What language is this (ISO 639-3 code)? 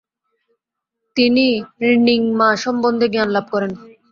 ben